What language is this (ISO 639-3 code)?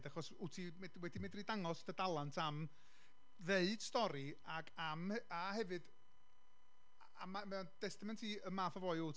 cym